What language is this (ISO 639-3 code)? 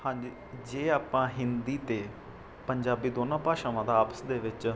pan